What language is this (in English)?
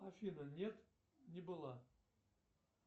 Russian